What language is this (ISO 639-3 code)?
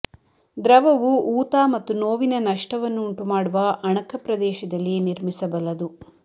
kan